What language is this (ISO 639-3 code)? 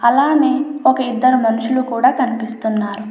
tel